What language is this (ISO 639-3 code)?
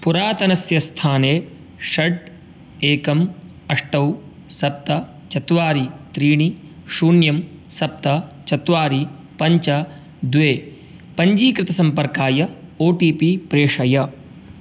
san